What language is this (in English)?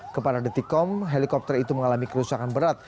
Indonesian